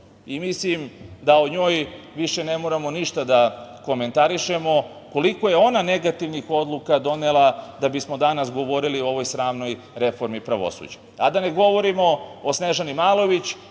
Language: Serbian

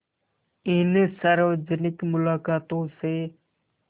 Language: Hindi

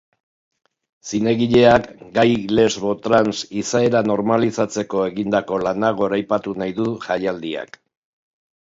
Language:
Basque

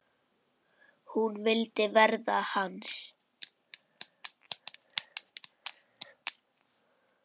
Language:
Icelandic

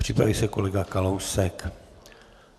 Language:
Czech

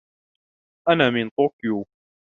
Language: Arabic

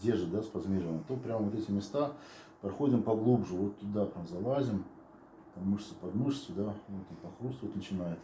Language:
Russian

